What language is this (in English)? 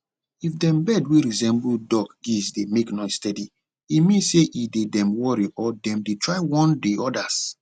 Nigerian Pidgin